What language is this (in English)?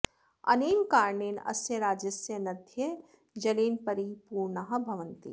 Sanskrit